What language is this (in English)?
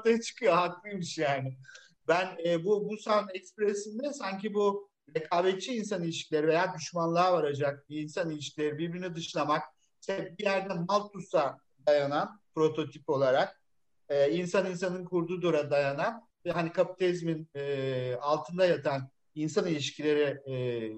Turkish